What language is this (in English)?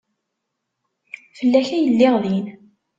Kabyle